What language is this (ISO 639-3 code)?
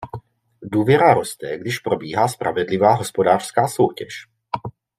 ces